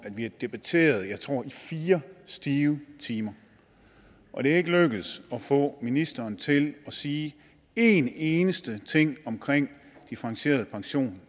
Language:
Danish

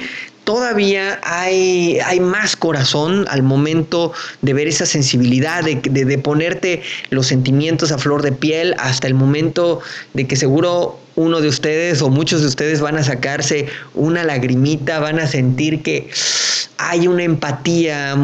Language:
Spanish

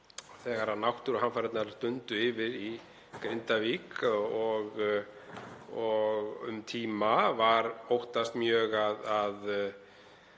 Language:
Icelandic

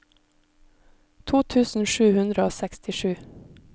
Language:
Norwegian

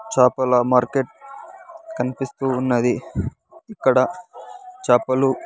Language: Telugu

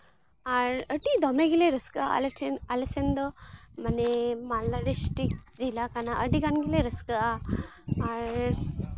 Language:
Santali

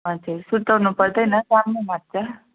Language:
Nepali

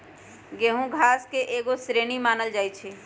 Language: Magahi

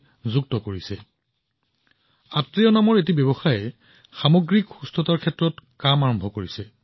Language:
Assamese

